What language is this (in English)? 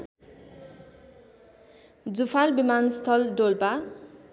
Nepali